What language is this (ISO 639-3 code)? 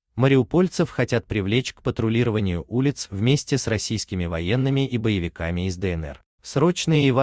rus